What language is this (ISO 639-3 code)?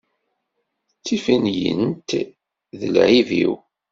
kab